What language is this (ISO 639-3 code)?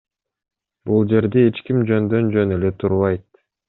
kir